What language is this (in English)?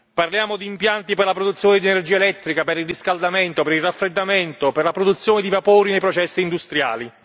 Italian